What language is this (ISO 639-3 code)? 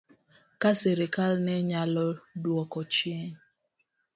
luo